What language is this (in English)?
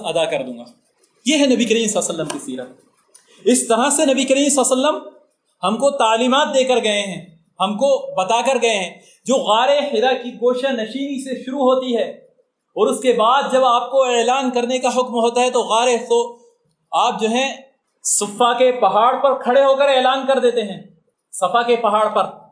Urdu